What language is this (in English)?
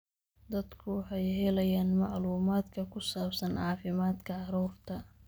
Somali